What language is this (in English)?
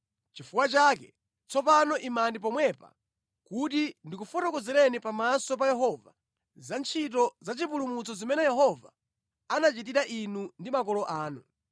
Nyanja